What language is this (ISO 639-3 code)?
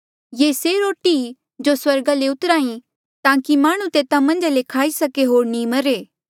mjl